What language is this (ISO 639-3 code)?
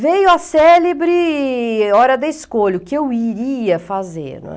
por